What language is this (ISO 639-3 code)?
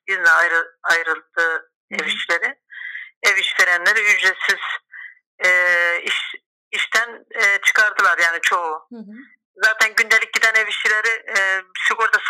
tur